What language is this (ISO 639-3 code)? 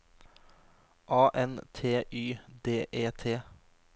nor